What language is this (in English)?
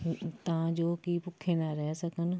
Punjabi